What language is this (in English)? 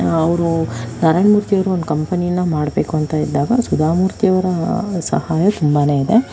Kannada